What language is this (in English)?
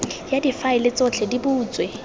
Tswana